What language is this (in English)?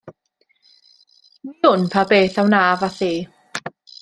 Welsh